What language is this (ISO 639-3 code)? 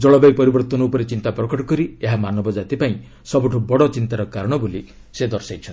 ori